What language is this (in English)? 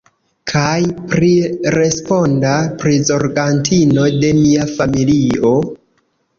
Esperanto